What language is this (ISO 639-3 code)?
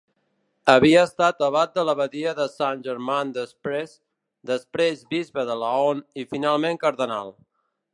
cat